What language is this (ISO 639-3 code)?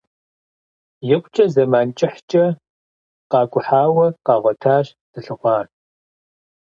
kbd